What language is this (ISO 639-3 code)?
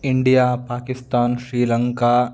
san